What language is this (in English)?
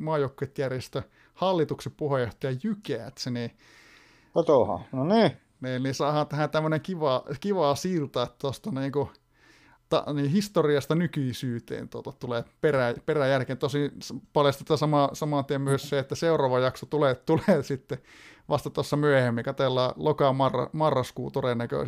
Finnish